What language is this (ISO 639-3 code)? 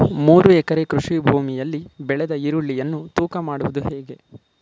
kan